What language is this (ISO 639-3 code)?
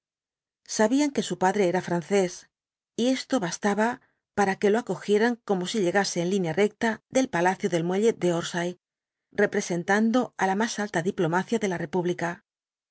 spa